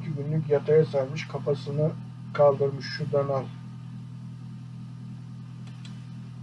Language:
Turkish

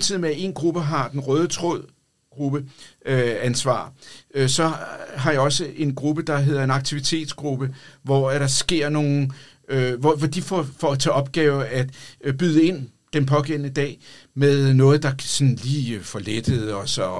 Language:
Danish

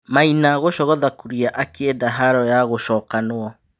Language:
Kikuyu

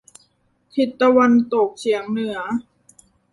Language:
Thai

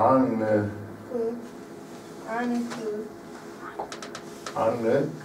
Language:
Romanian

